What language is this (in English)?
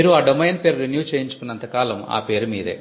Telugu